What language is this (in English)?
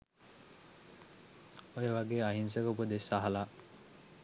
Sinhala